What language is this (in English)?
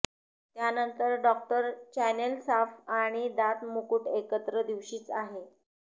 Marathi